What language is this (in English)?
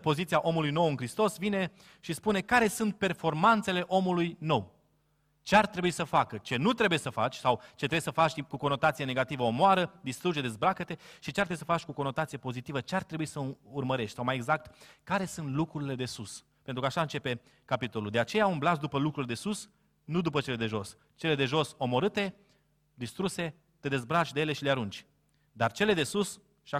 Romanian